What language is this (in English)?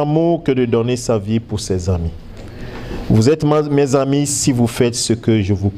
French